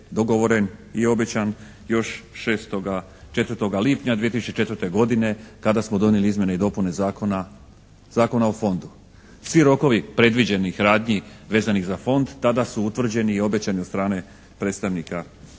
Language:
Croatian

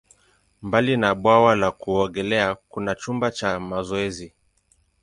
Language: Swahili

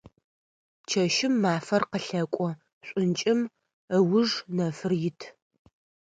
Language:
Adyghe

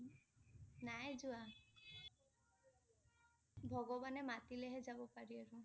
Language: Assamese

